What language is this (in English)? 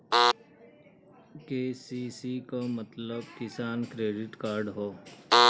Bhojpuri